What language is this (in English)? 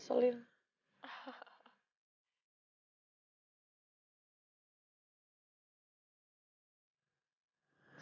Indonesian